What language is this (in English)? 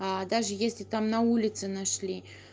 Russian